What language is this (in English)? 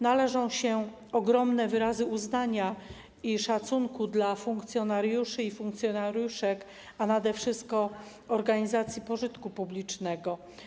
Polish